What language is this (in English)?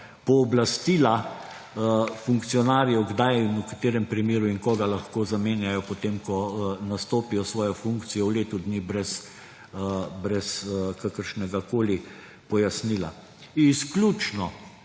Slovenian